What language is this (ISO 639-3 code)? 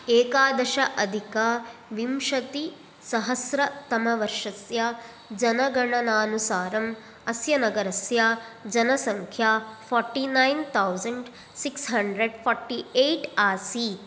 san